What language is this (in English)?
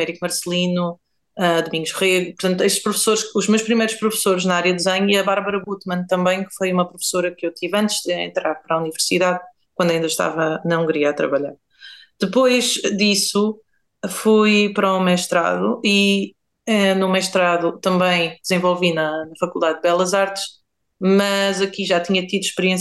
Portuguese